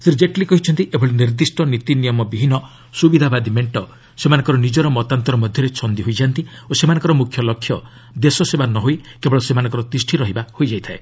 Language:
Odia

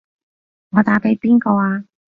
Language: Cantonese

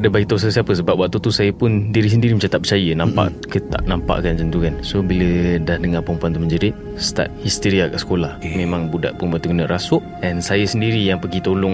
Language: Malay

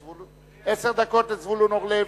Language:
Hebrew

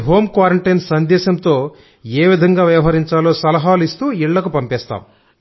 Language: Telugu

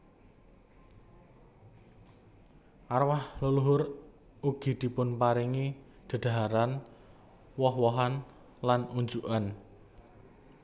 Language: Javanese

